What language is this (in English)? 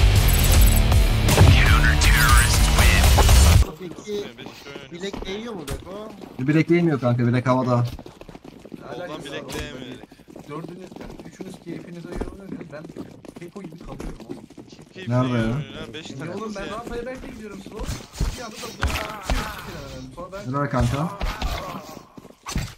Turkish